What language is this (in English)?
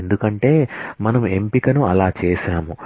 Telugu